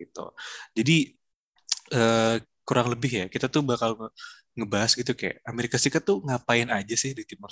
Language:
Indonesian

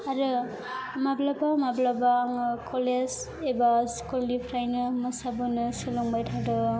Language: Bodo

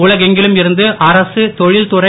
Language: Tamil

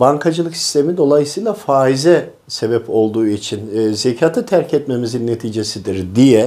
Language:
Turkish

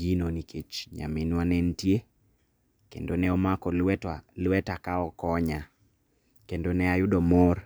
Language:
Luo (Kenya and Tanzania)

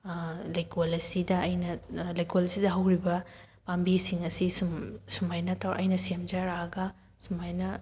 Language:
Manipuri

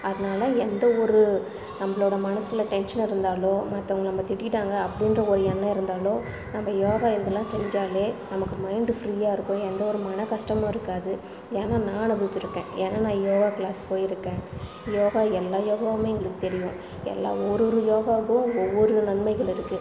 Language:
Tamil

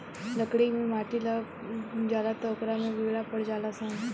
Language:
Bhojpuri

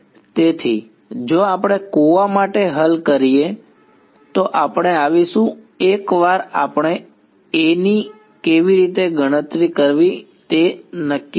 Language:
Gujarati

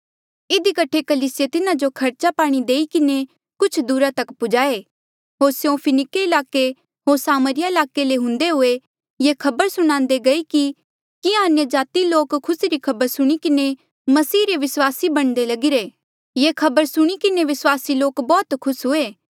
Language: Mandeali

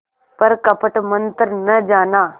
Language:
Hindi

